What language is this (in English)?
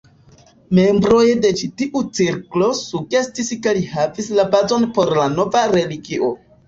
Esperanto